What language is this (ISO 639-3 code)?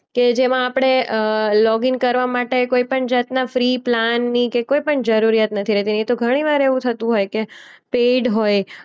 guj